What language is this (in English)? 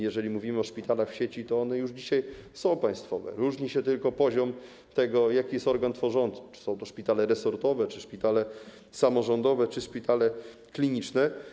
Polish